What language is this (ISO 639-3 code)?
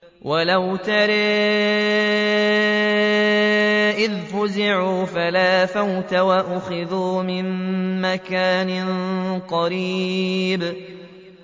ara